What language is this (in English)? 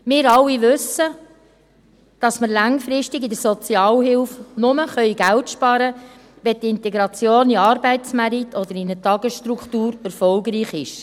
Swiss German